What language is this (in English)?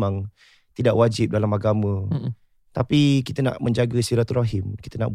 Malay